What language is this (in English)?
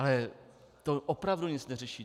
Czech